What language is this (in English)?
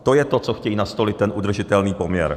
Czech